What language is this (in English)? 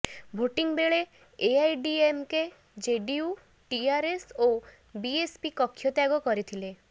Odia